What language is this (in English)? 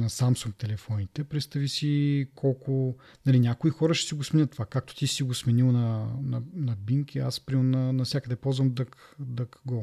Bulgarian